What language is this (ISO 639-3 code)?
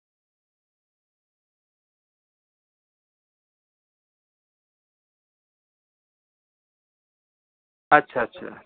sat